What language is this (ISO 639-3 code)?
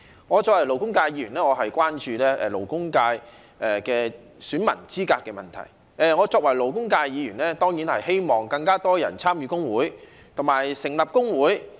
yue